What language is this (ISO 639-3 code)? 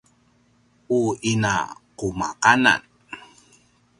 pwn